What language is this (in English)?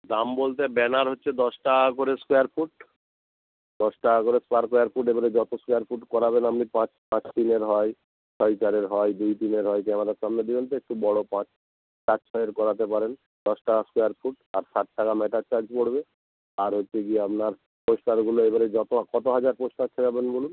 Bangla